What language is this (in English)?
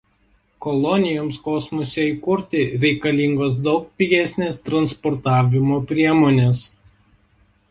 Lithuanian